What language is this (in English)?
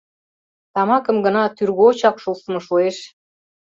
Mari